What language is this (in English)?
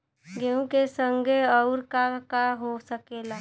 Bhojpuri